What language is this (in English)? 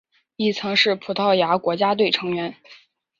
Chinese